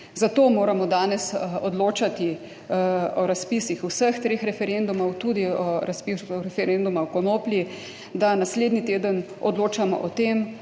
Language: Slovenian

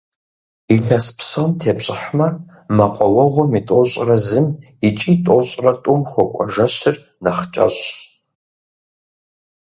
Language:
Kabardian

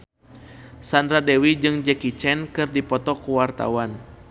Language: Sundanese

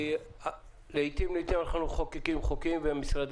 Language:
Hebrew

